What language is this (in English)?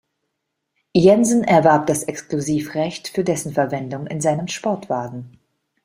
German